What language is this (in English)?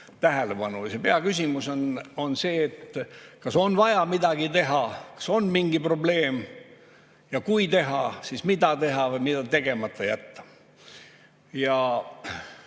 Estonian